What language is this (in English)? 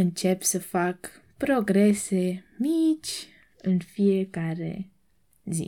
Romanian